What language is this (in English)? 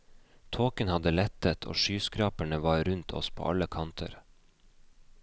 Norwegian